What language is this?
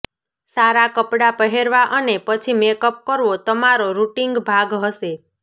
Gujarati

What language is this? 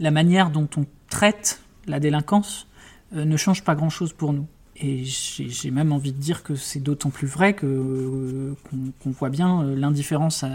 French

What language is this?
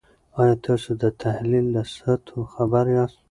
Pashto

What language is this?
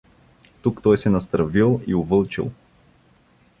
Bulgarian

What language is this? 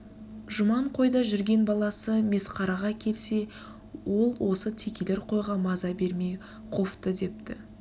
Kazakh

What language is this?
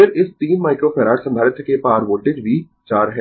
Hindi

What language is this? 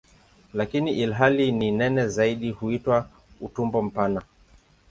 Swahili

